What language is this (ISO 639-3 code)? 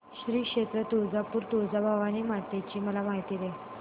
mar